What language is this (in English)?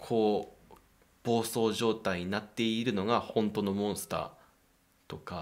Japanese